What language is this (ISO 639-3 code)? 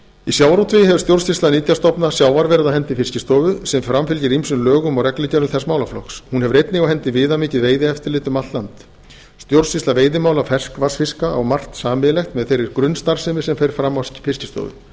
isl